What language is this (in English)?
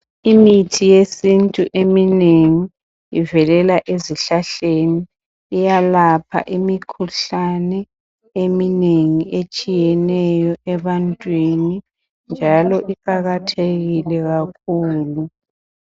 North Ndebele